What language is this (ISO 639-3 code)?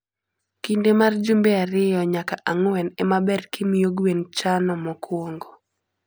luo